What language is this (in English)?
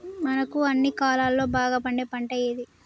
Telugu